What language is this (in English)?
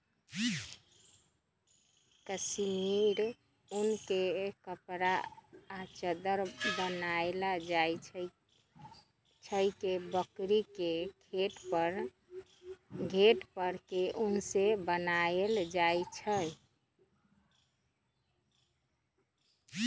Magahi